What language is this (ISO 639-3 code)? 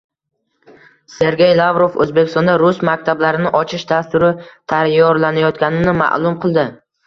uzb